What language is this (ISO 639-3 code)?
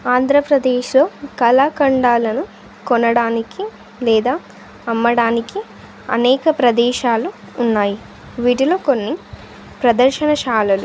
tel